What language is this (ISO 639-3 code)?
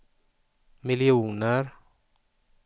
swe